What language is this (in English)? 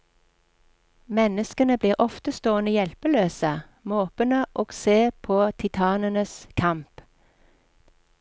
Norwegian